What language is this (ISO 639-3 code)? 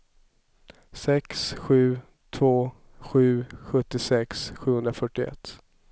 swe